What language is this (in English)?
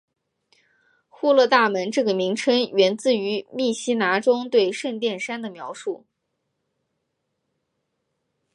Chinese